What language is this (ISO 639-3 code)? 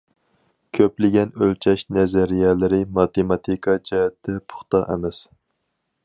uig